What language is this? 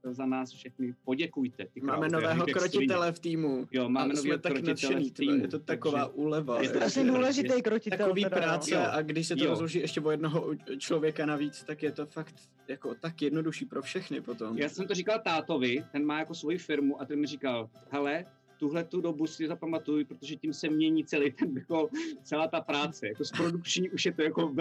Czech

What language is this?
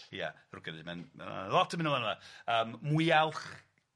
Welsh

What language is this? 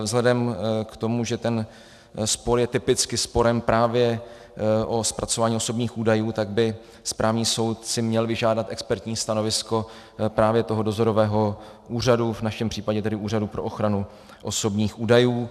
Czech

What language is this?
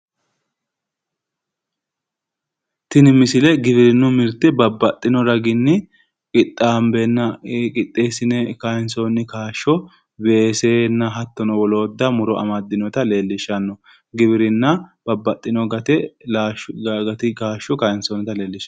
Sidamo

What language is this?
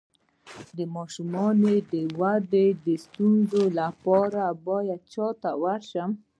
Pashto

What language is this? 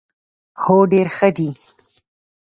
Pashto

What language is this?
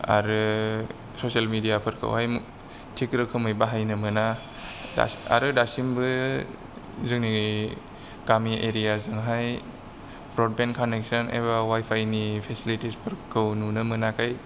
Bodo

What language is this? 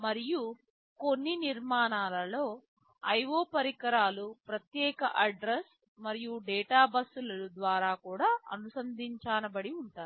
Telugu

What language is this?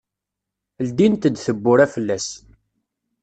Kabyle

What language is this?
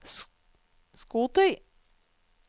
Norwegian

